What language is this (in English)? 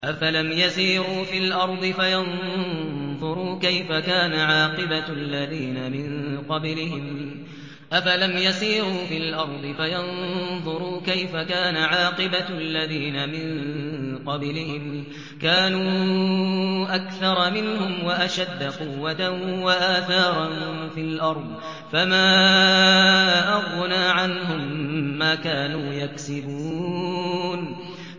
Arabic